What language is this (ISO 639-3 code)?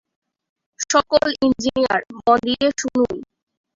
ben